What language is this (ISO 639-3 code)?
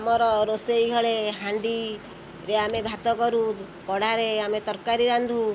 ori